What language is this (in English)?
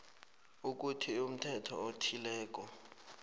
South Ndebele